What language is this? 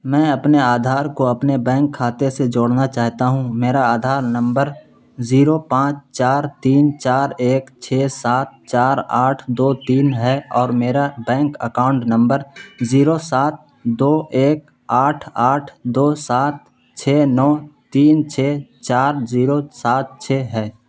Urdu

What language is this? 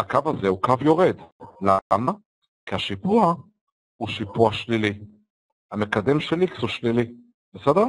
Hebrew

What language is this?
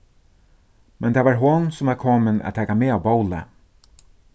Faroese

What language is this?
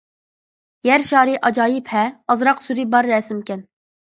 Uyghur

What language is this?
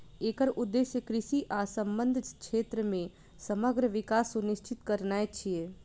Maithili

